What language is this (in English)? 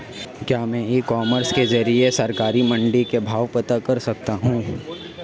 Hindi